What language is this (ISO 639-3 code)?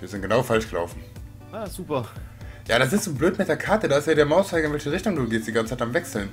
deu